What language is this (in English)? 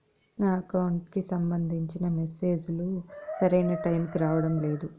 Telugu